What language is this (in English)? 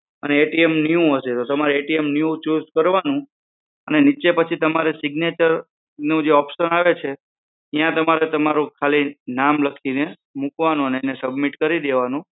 Gujarati